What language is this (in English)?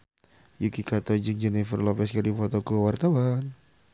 Sundanese